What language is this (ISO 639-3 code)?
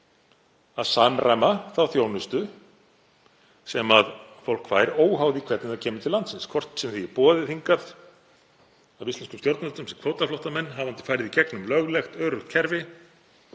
isl